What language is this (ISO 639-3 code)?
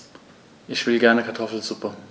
deu